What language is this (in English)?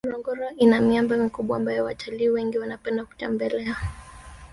Swahili